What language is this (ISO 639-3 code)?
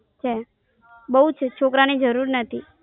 guj